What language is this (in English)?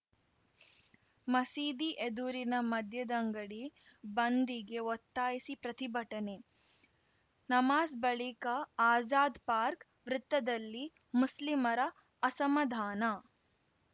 Kannada